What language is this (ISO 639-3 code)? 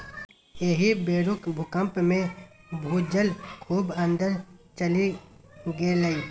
mai